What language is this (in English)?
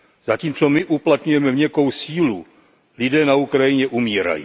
Czech